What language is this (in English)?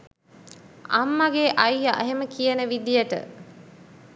Sinhala